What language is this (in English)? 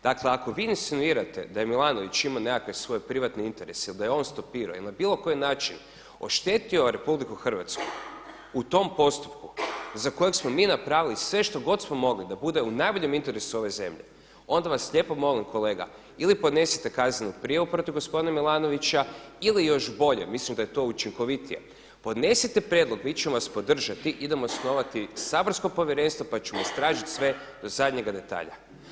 Croatian